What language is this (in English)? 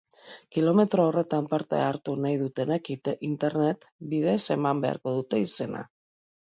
Basque